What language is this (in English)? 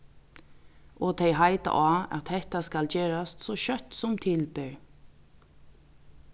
Faroese